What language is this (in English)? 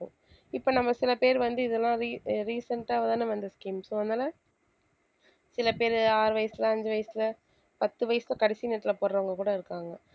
Tamil